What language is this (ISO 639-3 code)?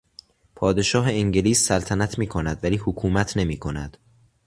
fas